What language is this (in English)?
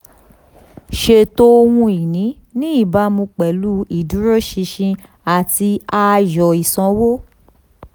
Yoruba